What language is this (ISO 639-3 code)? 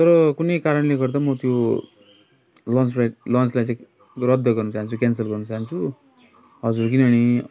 nep